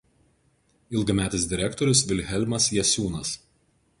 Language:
Lithuanian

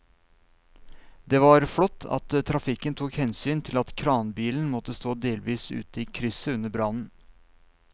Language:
Norwegian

